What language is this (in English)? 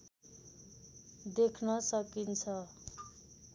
Nepali